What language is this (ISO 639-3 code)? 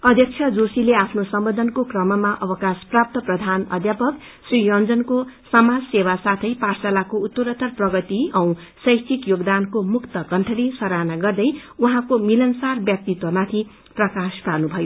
nep